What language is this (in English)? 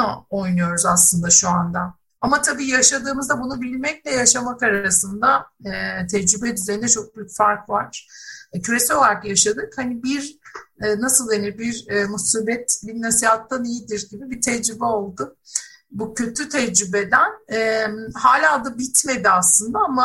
Turkish